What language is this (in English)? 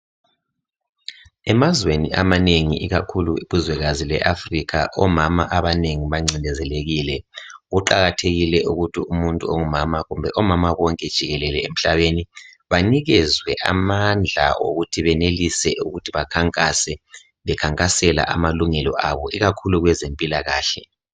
North Ndebele